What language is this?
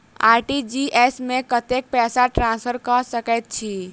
Maithili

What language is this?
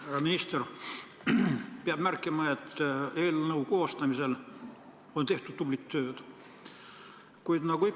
Estonian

